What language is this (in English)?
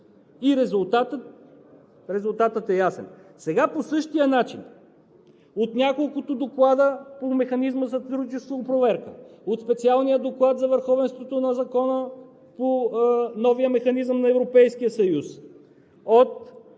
Bulgarian